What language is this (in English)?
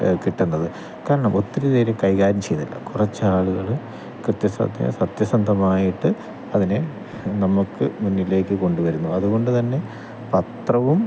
Malayalam